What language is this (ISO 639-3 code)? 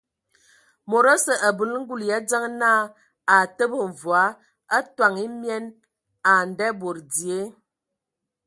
ewo